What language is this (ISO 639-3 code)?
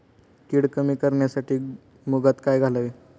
mar